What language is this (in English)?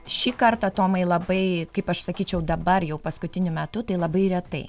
Lithuanian